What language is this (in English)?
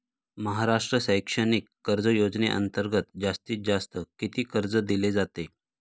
Marathi